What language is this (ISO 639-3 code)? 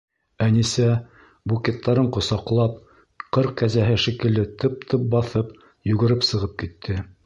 bak